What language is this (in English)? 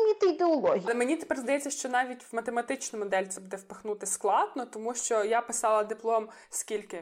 Ukrainian